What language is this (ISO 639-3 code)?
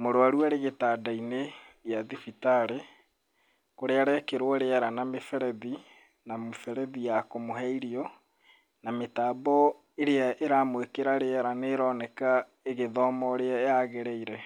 kik